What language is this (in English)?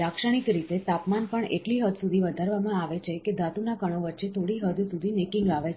Gujarati